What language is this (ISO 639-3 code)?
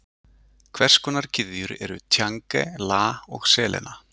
isl